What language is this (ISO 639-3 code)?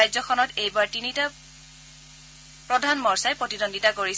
asm